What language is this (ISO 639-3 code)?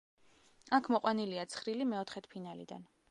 kat